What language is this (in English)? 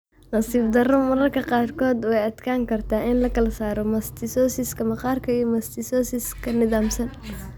Somali